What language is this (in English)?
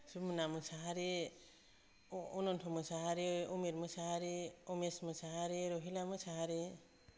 Bodo